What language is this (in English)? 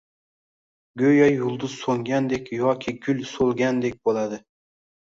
Uzbek